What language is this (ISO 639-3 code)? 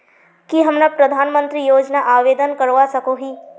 mag